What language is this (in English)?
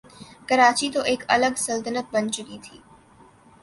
Urdu